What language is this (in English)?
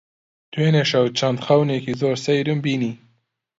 Central Kurdish